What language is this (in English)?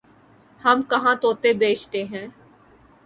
Urdu